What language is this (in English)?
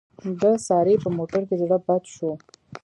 Pashto